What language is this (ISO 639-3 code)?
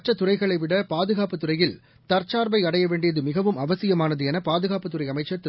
tam